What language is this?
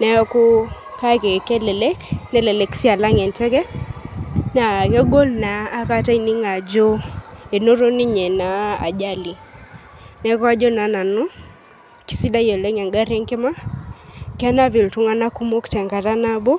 Masai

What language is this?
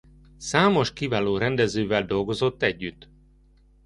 Hungarian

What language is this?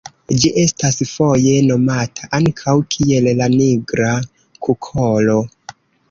Esperanto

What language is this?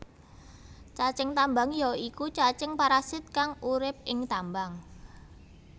Javanese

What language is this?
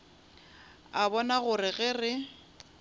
Northern Sotho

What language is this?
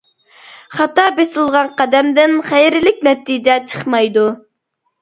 Uyghur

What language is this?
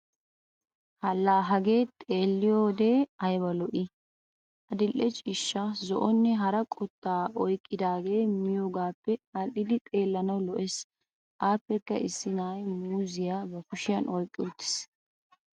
Wolaytta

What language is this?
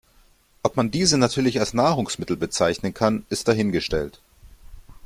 German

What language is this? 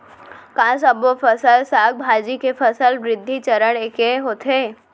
Chhattisgarhi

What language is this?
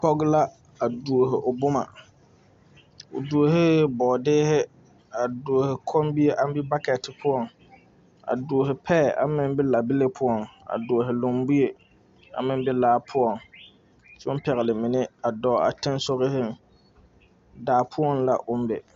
Southern Dagaare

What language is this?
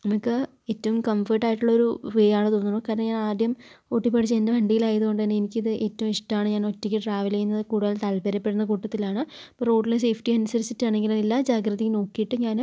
Malayalam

